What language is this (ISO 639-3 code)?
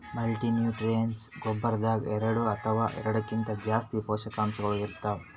kan